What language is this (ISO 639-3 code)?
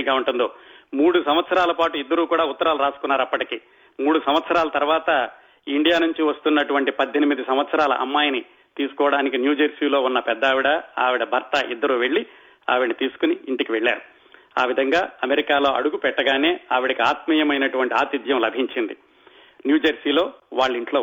tel